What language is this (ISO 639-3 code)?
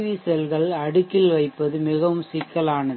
tam